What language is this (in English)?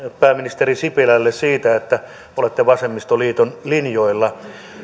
Finnish